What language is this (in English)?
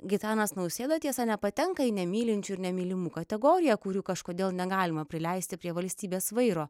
Lithuanian